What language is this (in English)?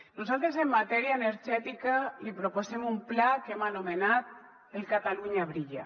Catalan